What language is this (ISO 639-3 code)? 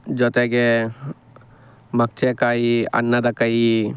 kan